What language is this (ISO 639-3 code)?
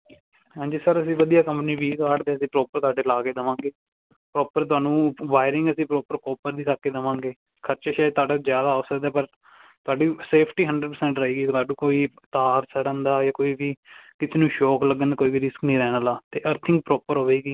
pan